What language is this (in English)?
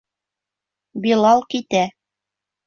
Bashkir